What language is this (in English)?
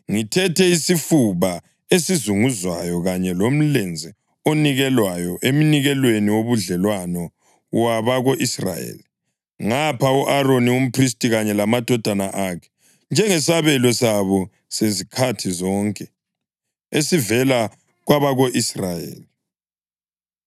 North Ndebele